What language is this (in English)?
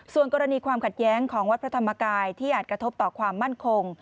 Thai